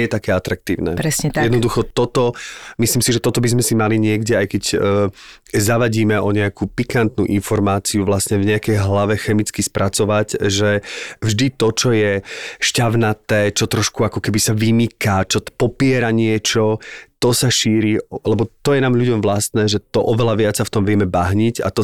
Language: Slovak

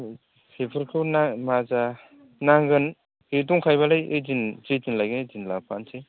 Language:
Bodo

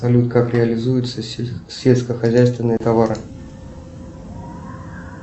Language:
Russian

